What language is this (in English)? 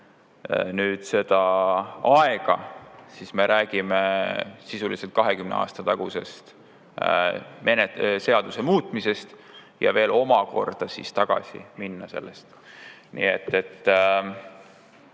Estonian